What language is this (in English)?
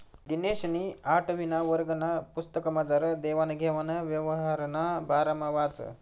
Marathi